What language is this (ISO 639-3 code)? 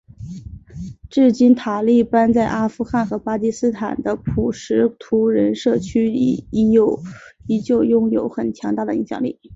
zho